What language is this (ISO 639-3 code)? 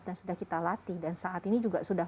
ind